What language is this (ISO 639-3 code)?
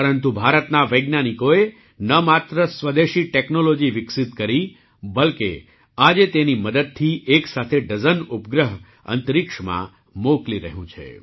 guj